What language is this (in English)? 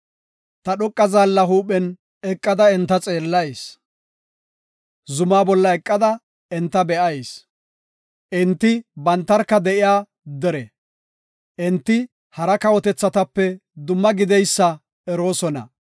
Gofa